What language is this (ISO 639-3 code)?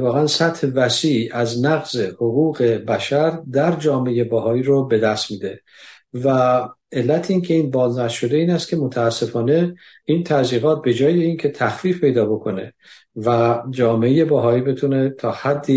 fas